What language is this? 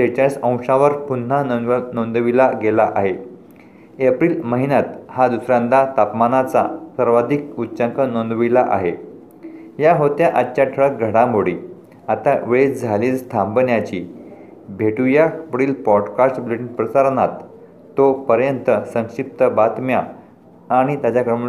Marathi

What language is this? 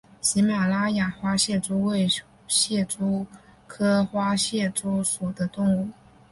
Chinese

